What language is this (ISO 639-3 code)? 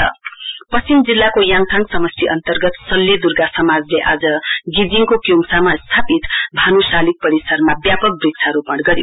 nep